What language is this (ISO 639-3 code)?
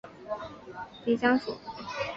zho